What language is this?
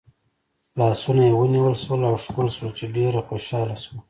Pashto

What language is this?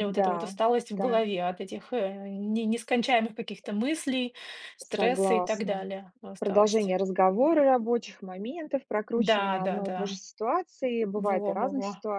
Russian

